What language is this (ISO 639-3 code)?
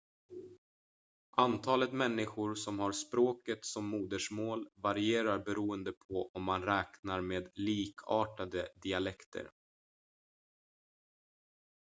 swe